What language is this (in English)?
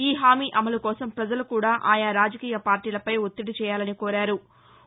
Telugu